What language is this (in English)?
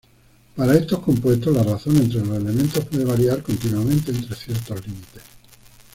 Spanish